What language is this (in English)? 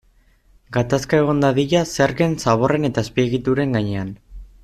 Basque